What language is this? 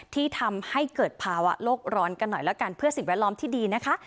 Thai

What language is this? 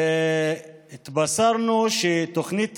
Hebrew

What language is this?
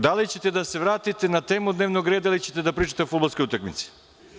Serbian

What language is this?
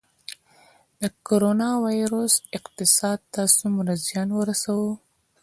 Pashto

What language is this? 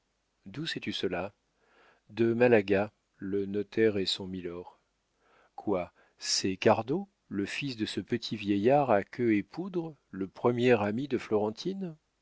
French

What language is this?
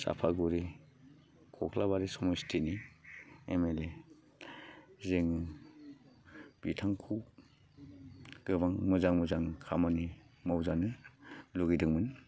Bodo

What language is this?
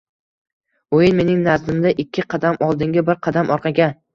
Uzbek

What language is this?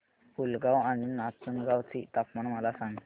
Marathi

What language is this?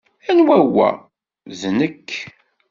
Kabyle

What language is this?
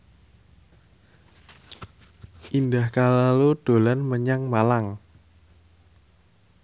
Javanese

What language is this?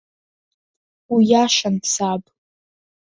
Abkhazian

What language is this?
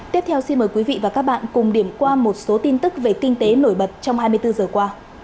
Vietnamese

